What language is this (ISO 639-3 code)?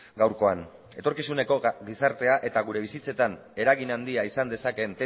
eus